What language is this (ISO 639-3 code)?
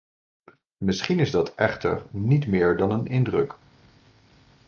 nld